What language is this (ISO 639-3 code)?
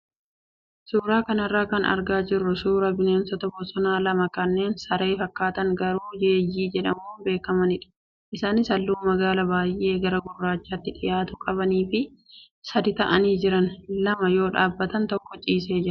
orm